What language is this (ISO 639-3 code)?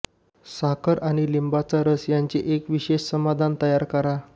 mar